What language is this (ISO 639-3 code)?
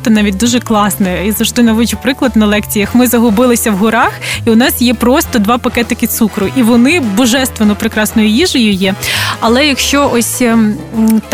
ukr